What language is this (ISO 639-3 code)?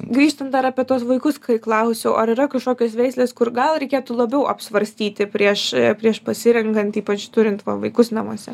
lit